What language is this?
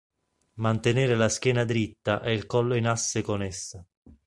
Italian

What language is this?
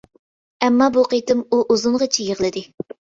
Uyghur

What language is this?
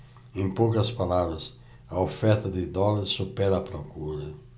Portuguese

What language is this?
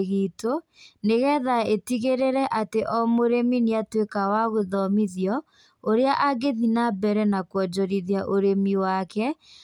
Kikuyu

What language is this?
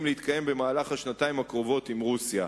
Hebrew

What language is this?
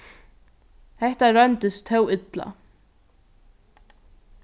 Faroese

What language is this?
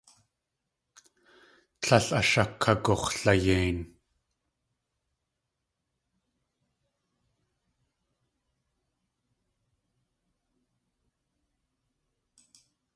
Tlingit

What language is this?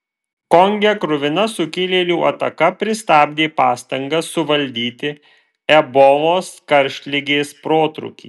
Lithuanian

